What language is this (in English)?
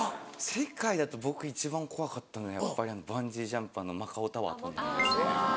Japanese